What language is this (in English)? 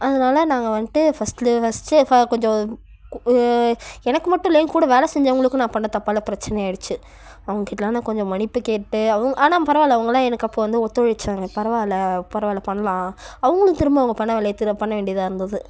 Tamil